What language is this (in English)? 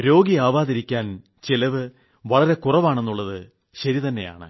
Malayalam